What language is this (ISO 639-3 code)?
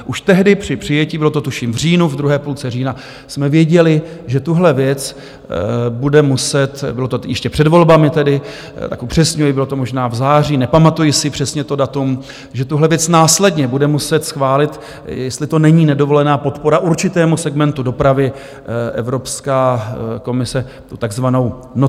ces